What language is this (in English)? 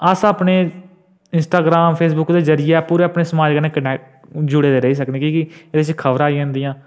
Dogri